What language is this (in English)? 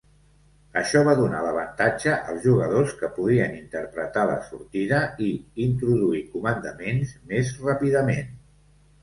Catalan